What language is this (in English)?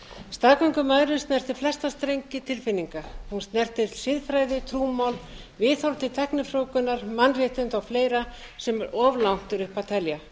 Icelandic